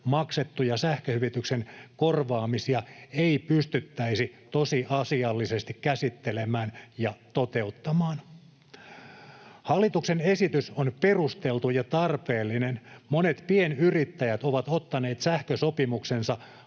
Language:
Finnish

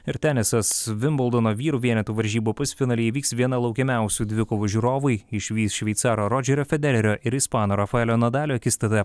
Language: Lithuanian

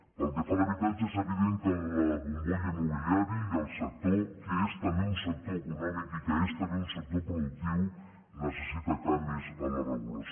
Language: Catalan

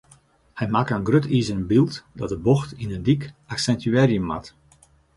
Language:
Western Frisian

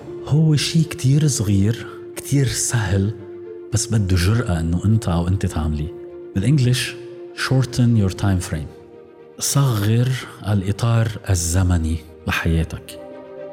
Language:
Arabic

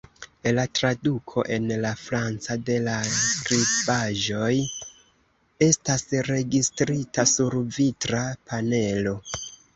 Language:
Esperanto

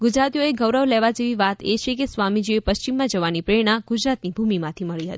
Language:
Gujarati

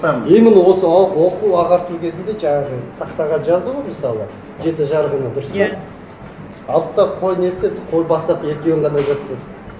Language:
Kazakh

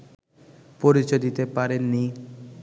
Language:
Bangla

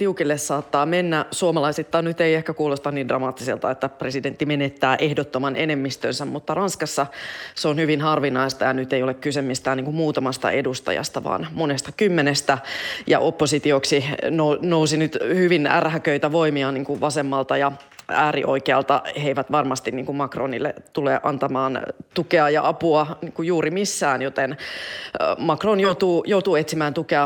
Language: Finnish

